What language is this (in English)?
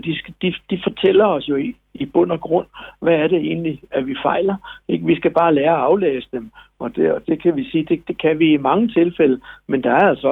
Danish